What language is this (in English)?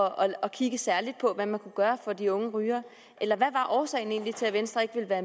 Danish